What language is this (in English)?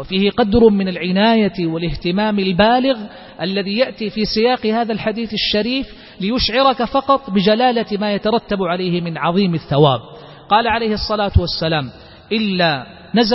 Arabic